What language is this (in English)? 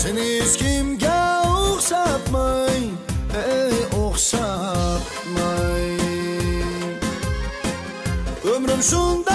Turkish